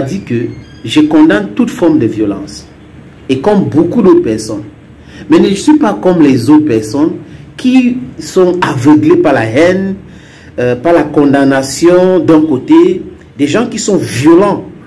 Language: French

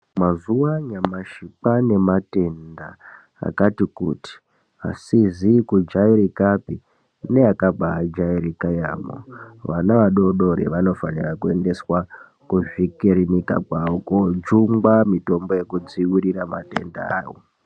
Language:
Ndau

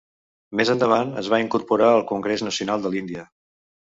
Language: Catalan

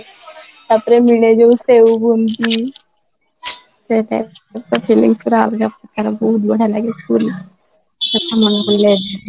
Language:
Odia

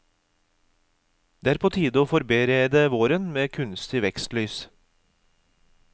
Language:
Norwegian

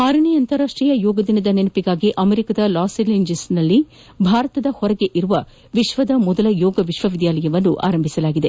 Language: Kannada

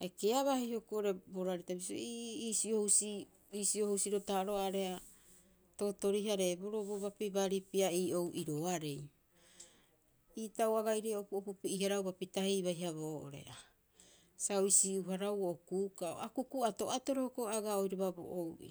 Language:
Rapoisi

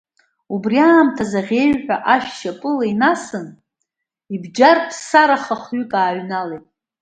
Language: Abkhazian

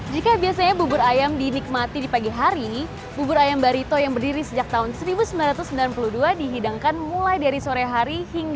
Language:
Indonesian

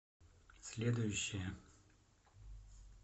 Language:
Russian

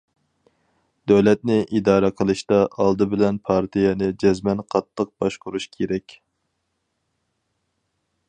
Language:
Uyghur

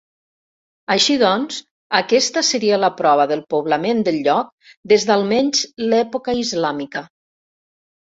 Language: Catalan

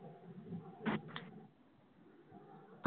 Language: Punjabi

